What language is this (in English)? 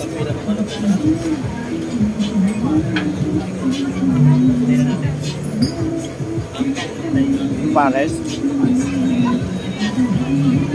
Filipino